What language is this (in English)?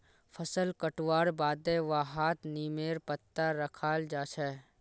Magahi